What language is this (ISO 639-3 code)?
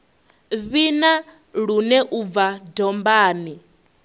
ven